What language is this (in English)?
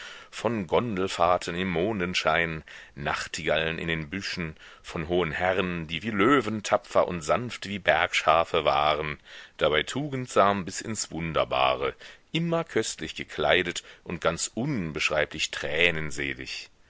German